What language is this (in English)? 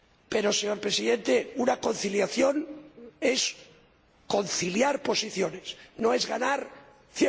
Spanish